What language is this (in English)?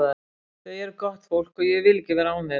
Icelandic